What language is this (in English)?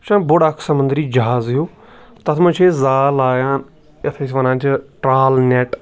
Kashmiri